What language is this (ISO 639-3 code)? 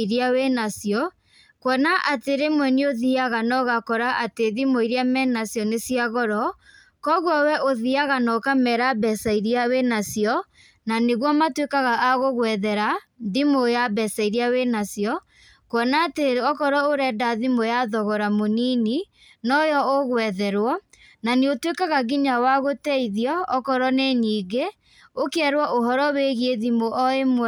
kik